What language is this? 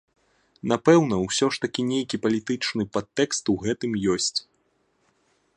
Belarusian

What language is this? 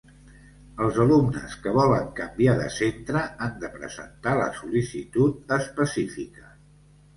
Catalan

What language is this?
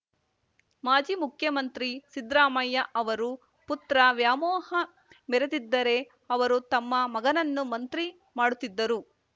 Kannada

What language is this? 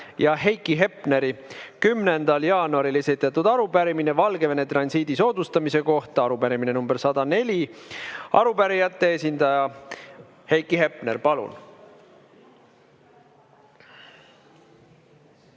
Estonian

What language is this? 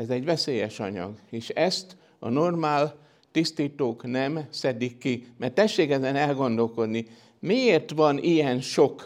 Hungarian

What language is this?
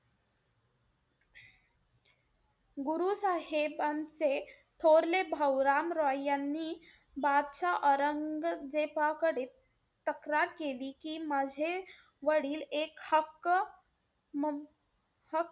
Marathi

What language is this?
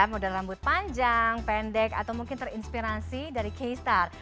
Indonesian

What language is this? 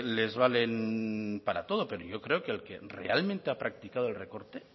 Spanish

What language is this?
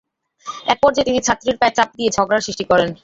Bangla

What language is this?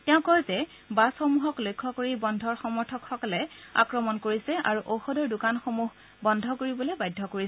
Assamese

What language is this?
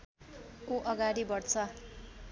Nepali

